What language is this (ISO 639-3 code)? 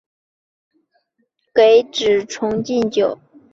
zho